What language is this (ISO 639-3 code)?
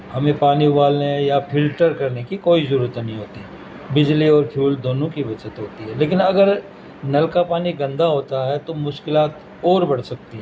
urd